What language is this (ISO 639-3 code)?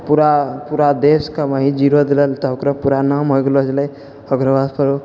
mai